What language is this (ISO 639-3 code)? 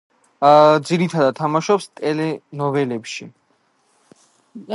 kat